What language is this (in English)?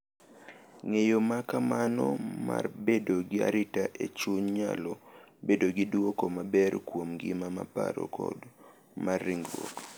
Luo (Kenya and Tanzania)